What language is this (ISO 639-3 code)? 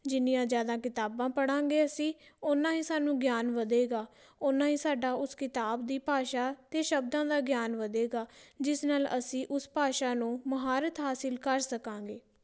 pan